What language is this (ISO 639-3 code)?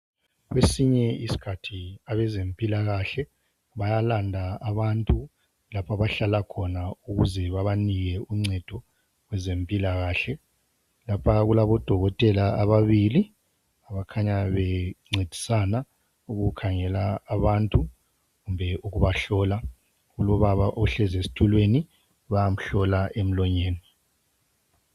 nde